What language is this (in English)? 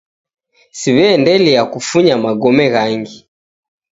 Taita